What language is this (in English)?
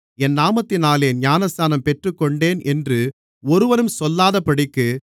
Tamil